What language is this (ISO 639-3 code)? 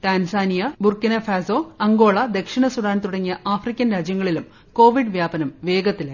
mal